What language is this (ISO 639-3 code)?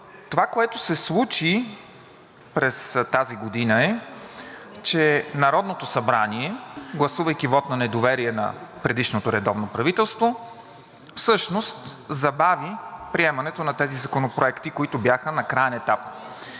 bul